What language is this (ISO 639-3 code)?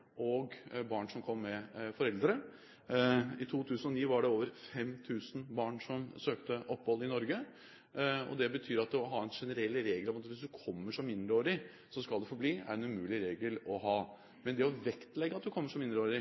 nob